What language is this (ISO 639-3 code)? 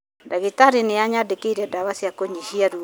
kik